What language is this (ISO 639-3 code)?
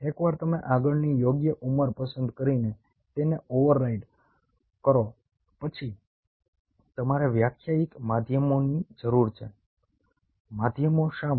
guj